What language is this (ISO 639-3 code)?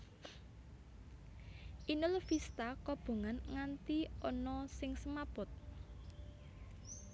jav